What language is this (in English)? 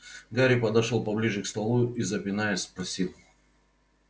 Russian